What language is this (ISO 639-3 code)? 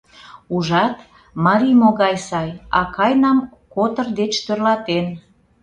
chm